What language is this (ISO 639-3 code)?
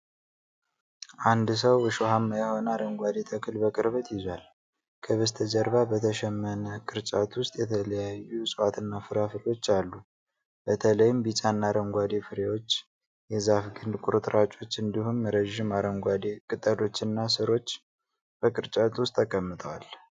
amh